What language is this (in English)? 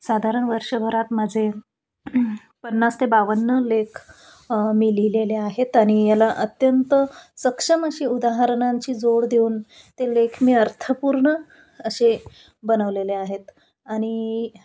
Marathi